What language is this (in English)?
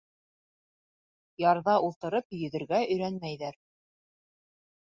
Bashkir